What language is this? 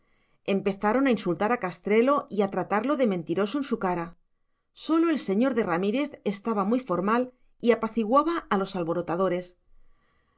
Spanish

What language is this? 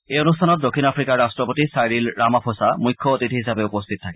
Assamese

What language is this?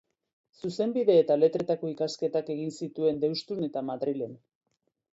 Basque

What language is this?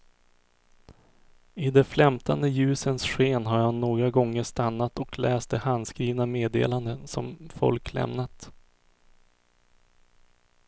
Swedish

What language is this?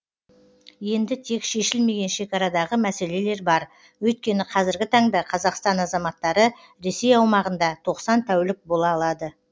Kazakh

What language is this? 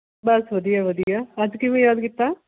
Punjabi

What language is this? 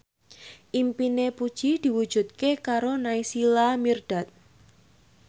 Javanese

